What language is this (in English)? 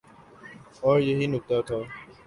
Urdu